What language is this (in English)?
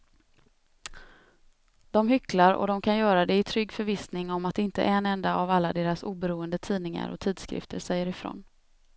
Swedish